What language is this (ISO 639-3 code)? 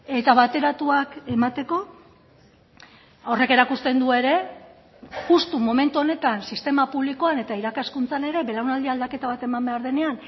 eus